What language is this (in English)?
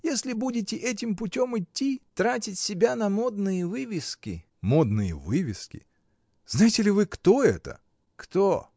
Russian